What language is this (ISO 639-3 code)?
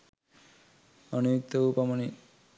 sin